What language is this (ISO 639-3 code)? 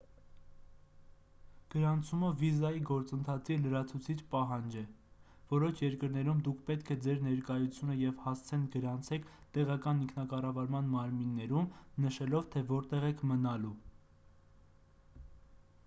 hye